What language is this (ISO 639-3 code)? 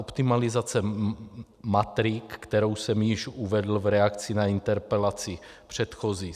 ces